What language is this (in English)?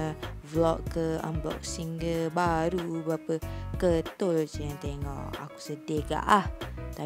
Malay